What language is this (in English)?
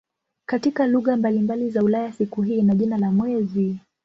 Swahili